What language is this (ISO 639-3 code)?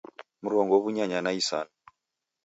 dav